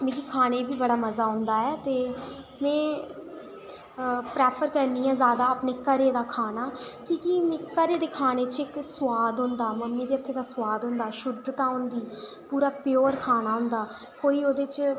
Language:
Dogri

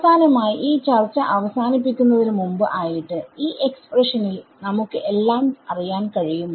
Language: Malayalam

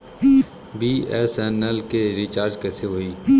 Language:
Bhojpuri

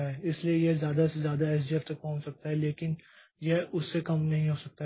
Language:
Hindi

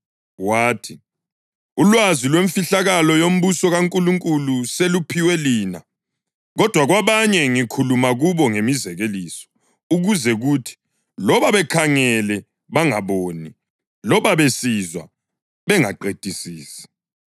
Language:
North Ndebele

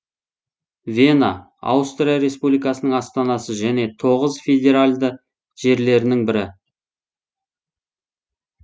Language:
Kazakh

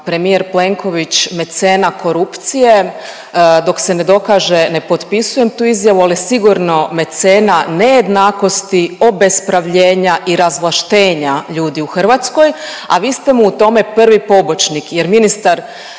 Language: Croatian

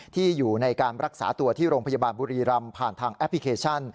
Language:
Thai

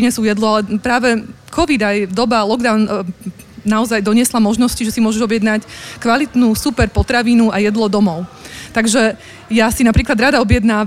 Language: Slovak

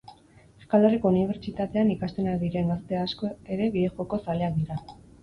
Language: Basque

